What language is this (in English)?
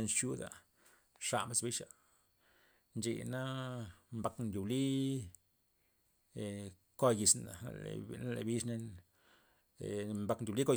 Loxicha Zapotec